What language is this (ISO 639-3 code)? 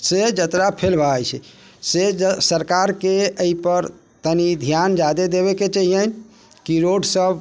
mai